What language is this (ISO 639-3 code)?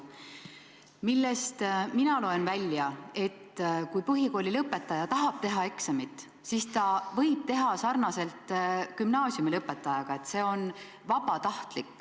est